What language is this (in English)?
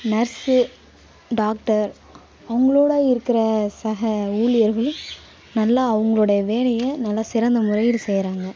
Tamil